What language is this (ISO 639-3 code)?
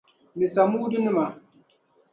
dag